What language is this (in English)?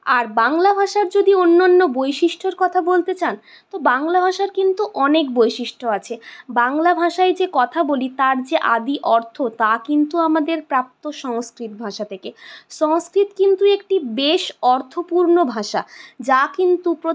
Bangla